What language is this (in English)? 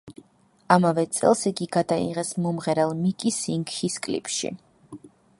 Georgian